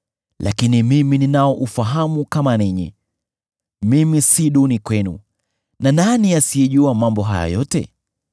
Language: Swahili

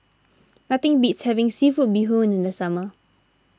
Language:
English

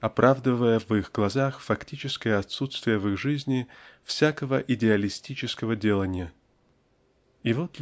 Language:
Russian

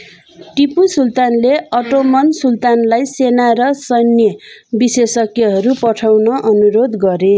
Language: Nepali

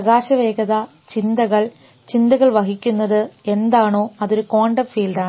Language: Malayalam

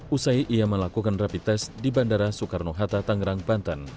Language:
Indonesian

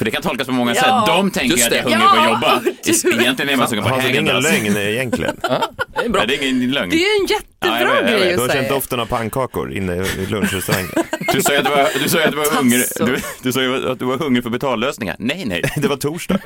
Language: Swedish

